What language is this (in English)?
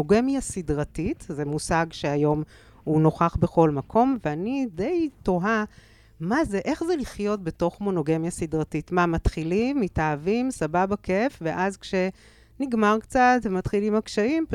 Hebrew